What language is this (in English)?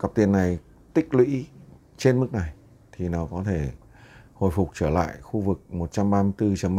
Vietnamese